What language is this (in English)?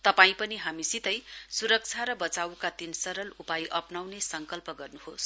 Nepali